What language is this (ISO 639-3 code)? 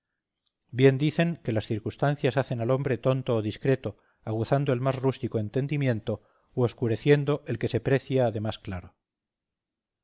spa